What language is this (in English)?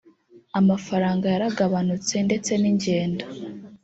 Kinyarwanda